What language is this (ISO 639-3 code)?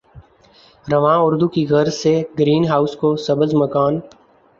urd